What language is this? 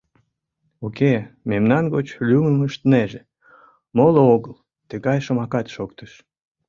Mari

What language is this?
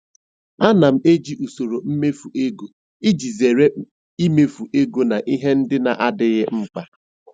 Igbo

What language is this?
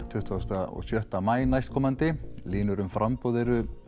Icelandic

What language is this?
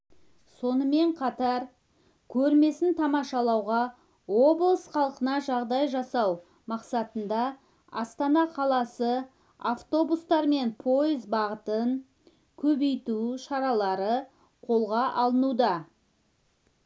Kazakh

